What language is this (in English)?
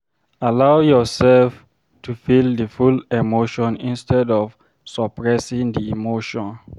Nigerian Pidgin